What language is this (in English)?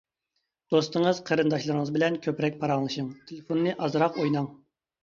Uyghur